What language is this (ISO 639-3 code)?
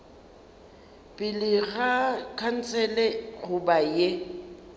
nso